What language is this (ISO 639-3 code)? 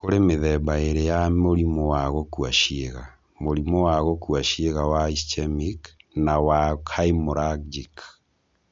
kik